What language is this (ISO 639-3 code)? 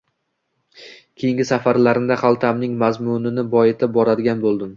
uzb